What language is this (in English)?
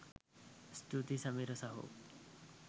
Sinhala